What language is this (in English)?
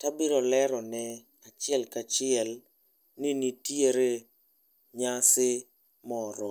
Luo (Kenya and Tanzania)